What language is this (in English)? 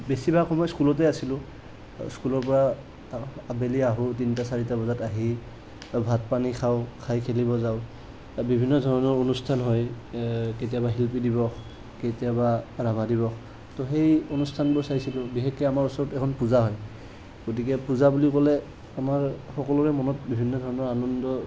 Assamese